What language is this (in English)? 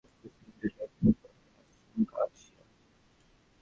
Bangla